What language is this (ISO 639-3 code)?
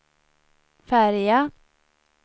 swe